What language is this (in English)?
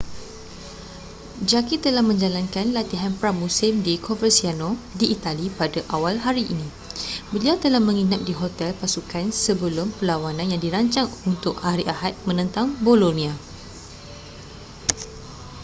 Malay